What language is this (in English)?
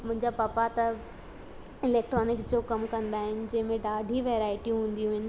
Sindhi